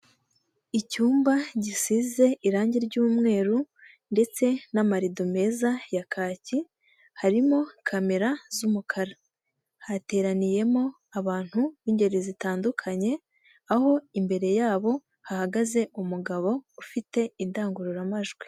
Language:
Kinyarwanda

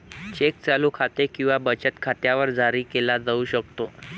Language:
Marathi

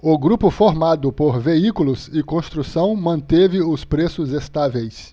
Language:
Portuguese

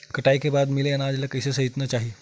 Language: Chhattisgarhi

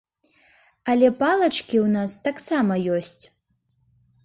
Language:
Belarusian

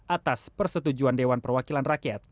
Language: Indonesian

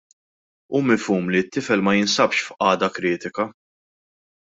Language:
Maltese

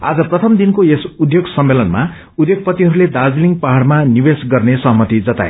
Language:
Nepali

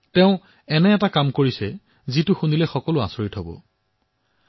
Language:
Assamese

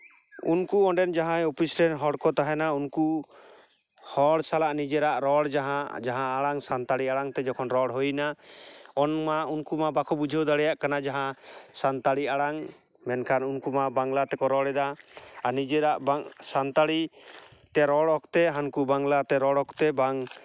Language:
Santali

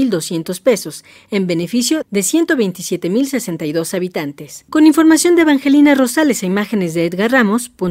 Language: Spanish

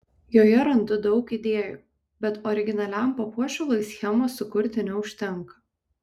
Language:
Lithuanian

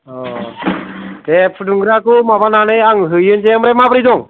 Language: Bodo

